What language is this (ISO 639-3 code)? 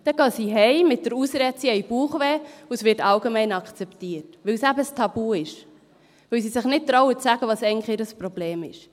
gsw